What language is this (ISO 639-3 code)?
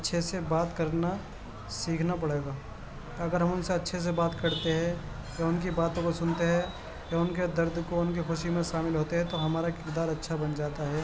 urd